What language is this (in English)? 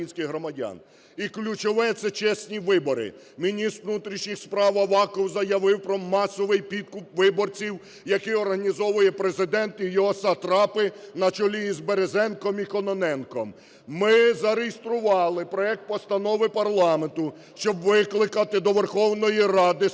Ukrainian